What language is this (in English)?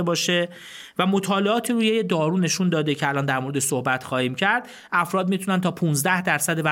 Persian